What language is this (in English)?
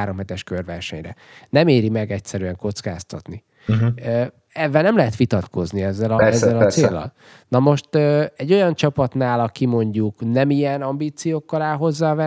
Hungarian